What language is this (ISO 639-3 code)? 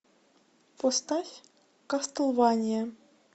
rus